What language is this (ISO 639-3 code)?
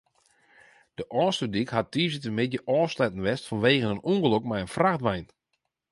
fry